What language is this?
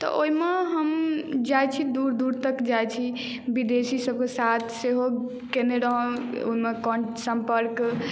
Maithili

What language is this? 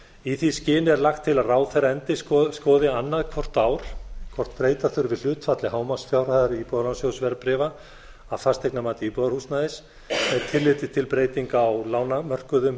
Icelandic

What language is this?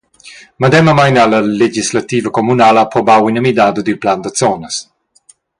Romansh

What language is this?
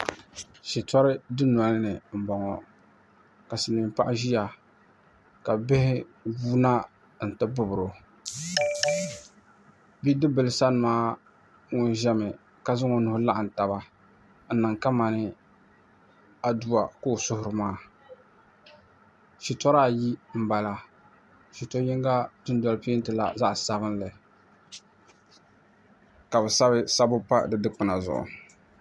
Dagbani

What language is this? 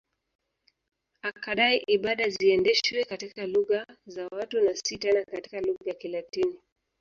Swahili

